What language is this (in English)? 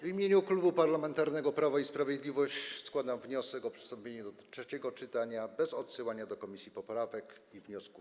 Polish